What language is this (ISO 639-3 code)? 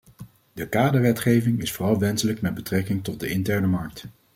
nld